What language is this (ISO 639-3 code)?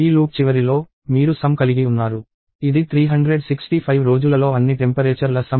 tel